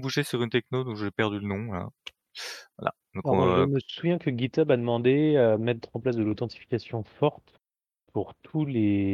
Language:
French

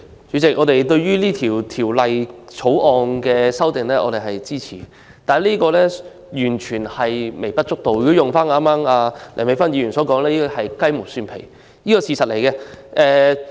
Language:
Cantonese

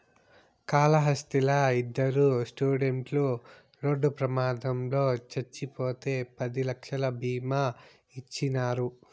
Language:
Telugu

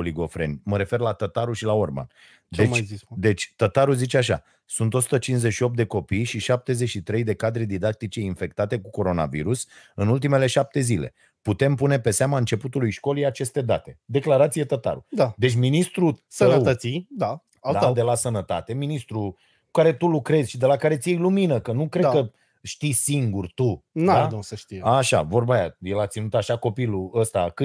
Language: Romanian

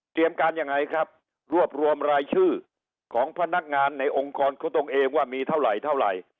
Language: Thai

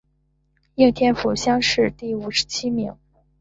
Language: Chinese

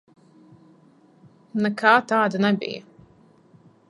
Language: Latvian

